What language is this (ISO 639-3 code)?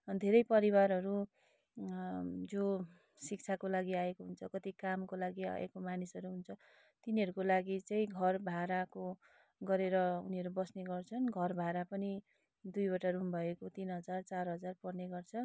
nep